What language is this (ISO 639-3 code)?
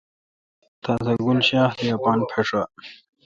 xka